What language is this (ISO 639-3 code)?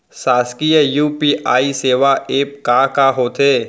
hne